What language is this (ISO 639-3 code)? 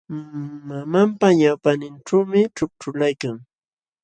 qxw